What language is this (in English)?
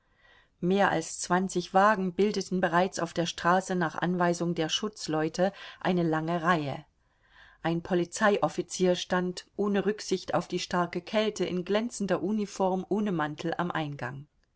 German